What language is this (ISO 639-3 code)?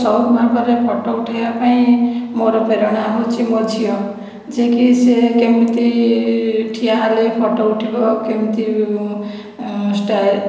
ori